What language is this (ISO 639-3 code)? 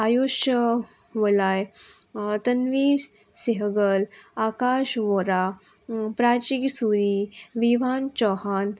kok